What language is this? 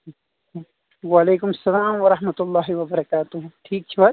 Kashmiri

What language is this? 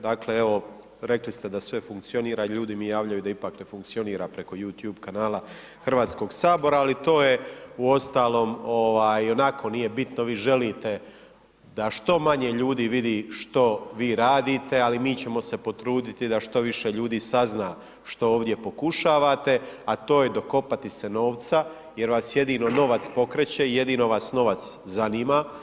Croatian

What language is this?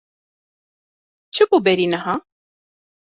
Kurdish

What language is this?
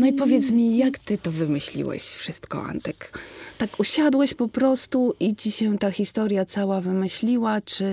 Polish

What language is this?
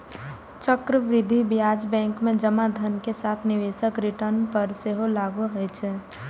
Maithili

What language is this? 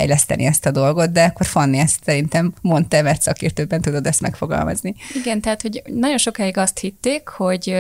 Hungarian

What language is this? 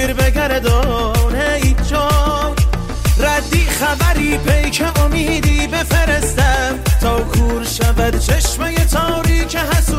Persian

